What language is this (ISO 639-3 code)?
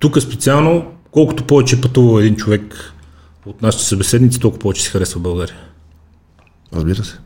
bul